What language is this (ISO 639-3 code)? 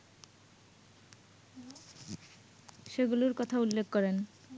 ben